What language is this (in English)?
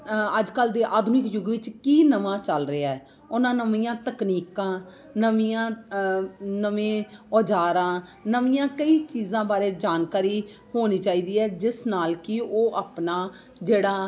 Punjabi